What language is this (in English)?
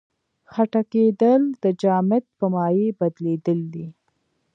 Pashto